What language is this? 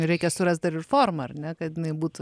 Lithuanian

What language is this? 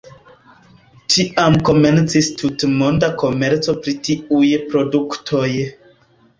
Esperanto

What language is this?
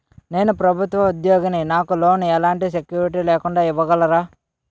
Telugu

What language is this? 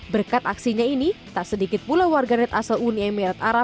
Indonesian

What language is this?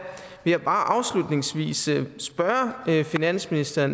Danish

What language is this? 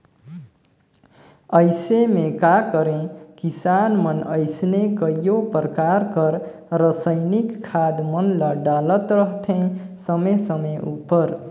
Chhattisgarhi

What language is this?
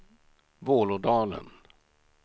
Swedish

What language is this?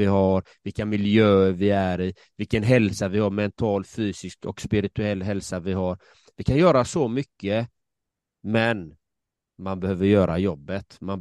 Swedish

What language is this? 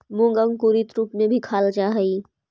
Magahi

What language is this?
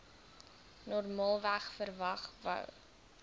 Afrikaans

